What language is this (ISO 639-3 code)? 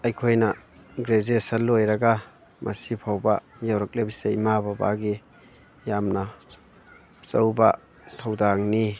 mni